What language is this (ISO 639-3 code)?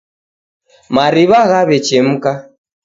dav